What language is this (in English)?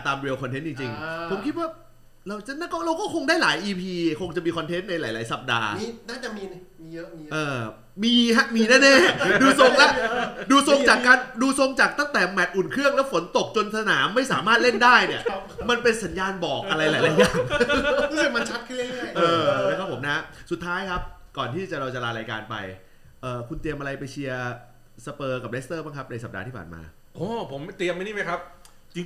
Thai